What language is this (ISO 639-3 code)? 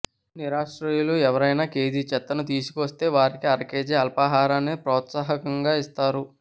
tel